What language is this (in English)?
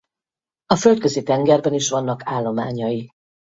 Hungarian